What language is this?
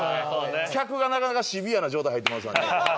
Japanese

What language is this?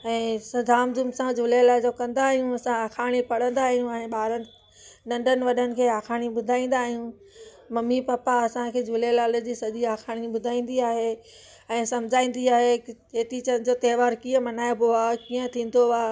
Sindhi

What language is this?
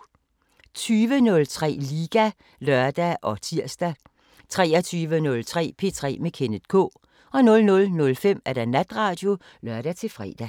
Danish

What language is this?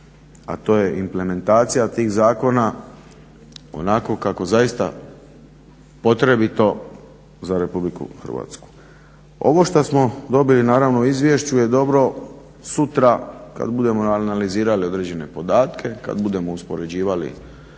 Croatian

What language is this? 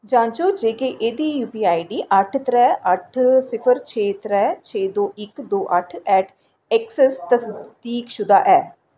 Dogri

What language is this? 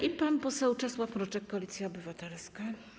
Polish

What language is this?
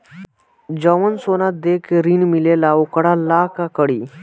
Bhojpuri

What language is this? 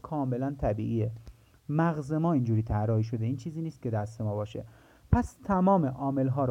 Persian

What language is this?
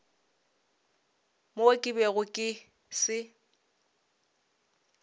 Northern Sotho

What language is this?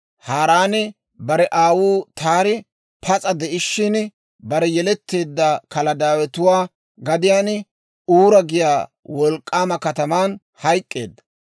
Dawro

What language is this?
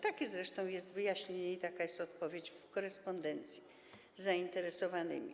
Polish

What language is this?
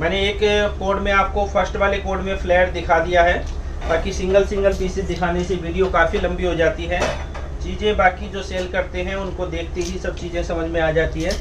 Hindi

